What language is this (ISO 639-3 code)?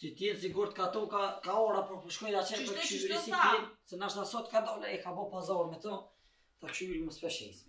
ron